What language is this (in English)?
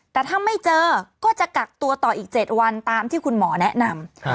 Thai